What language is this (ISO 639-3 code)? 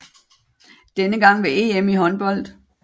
dan